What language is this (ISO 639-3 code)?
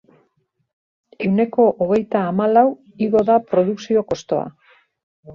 eus